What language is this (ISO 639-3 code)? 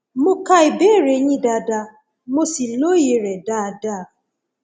yor